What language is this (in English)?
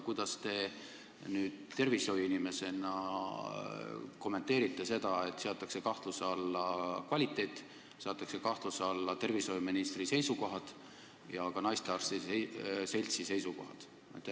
Estonian